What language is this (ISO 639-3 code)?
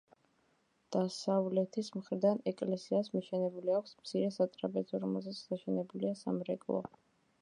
kat